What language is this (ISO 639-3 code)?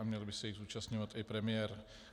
ces